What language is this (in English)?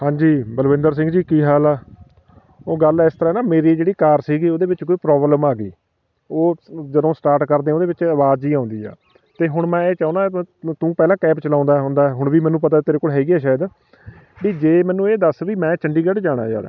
Punjabi